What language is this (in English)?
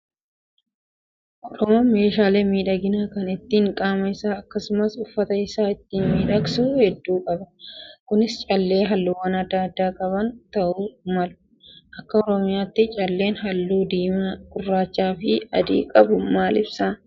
Oromo